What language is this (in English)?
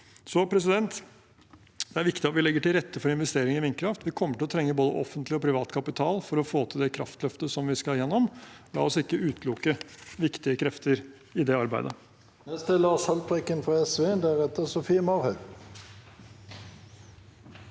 Norwegian